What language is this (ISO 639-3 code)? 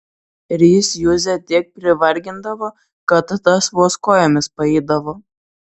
lit